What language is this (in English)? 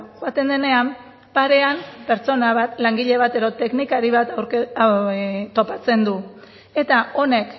Basque